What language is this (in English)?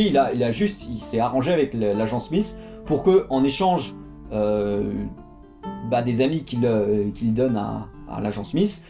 French